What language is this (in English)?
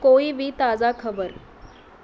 Punjabi